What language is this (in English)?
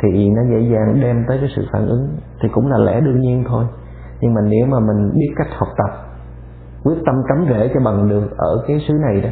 Vietnamese